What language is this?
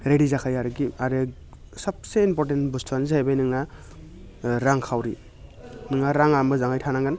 Bodo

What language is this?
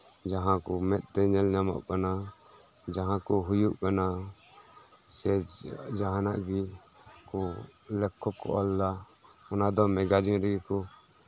Santali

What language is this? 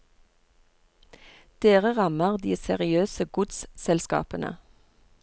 Norwegian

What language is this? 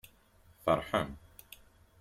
Kabyle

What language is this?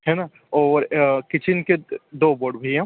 Hindi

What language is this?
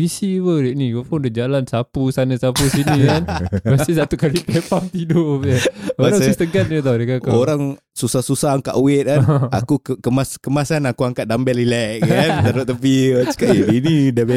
Malay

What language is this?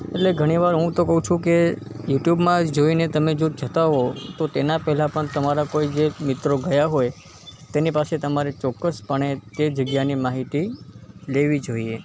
Gujarati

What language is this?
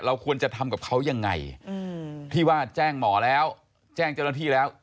Thai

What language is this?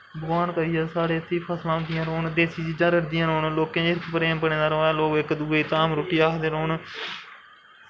Dogri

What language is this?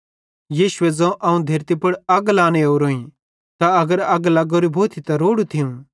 Bhadrawahi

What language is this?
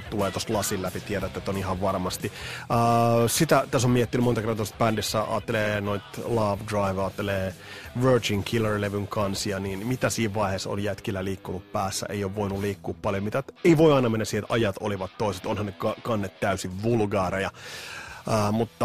Finnish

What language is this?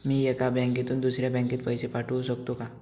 Marathi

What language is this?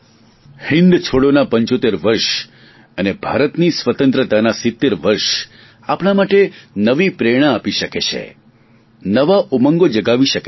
Gujarati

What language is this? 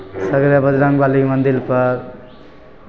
Maithili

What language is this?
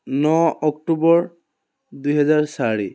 Assamese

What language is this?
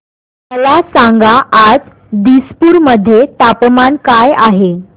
Marathi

